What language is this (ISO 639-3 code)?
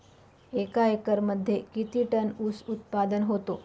mar